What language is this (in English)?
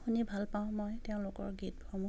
Assamese